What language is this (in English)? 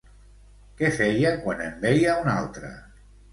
Catalan